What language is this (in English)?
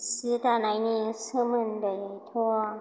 Bodo